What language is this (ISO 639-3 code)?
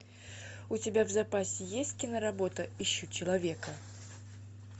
rus